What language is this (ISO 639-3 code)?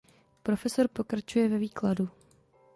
ces